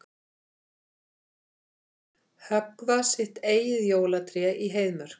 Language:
Icelandic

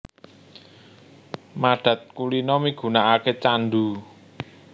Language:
Javanese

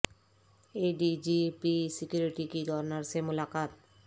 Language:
Urdu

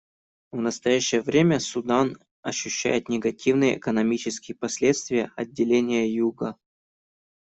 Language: Russian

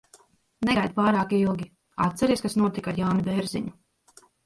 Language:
Latvian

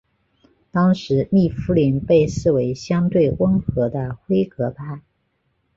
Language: Chinese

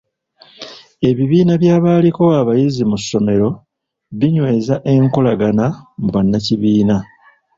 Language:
Ganda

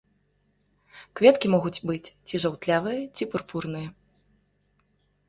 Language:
Belarusian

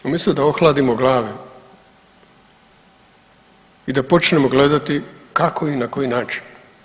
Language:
Croatian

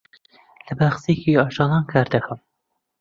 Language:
Central Kurdish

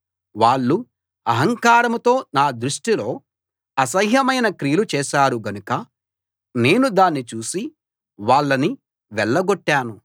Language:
Telugu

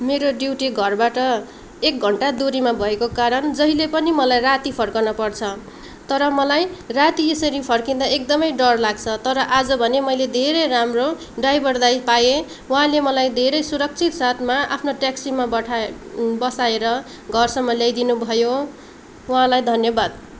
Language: Nepali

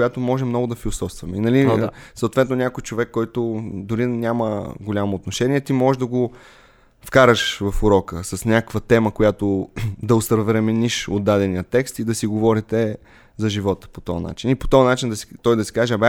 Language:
Bulgarian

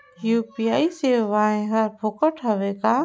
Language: Chhattisgarhi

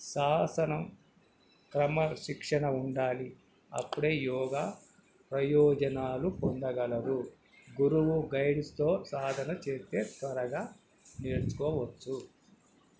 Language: Telugu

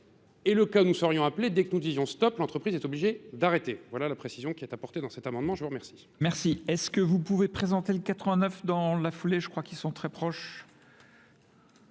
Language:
French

